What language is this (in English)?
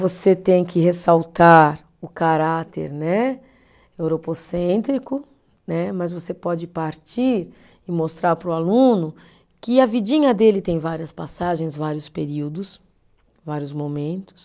Portuguese